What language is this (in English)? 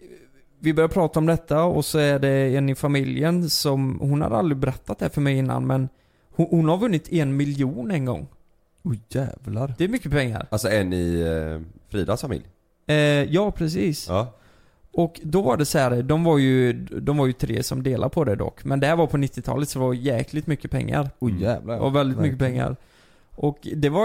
Swedish